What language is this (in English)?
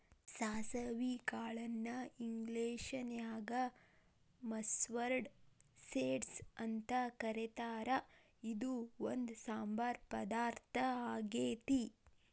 Kannada